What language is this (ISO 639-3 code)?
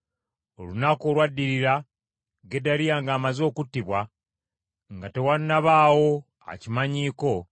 lug